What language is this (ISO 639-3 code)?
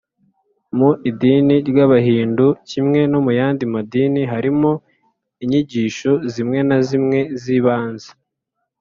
kin